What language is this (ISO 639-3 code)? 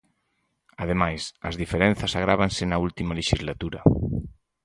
glg